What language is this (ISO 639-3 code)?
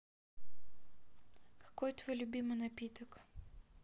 rus